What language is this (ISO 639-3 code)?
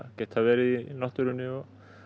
isl